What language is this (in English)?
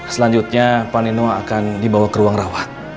Indonesian